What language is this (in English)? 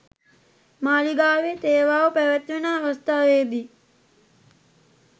Sinhala